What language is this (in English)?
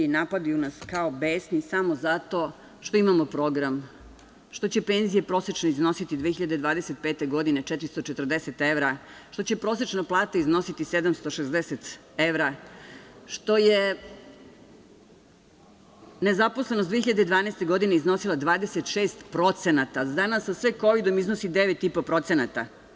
Serbian